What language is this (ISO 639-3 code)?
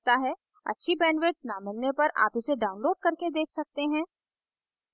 hin